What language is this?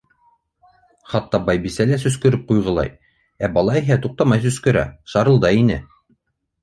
Bashkir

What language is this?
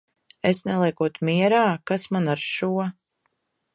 Latvian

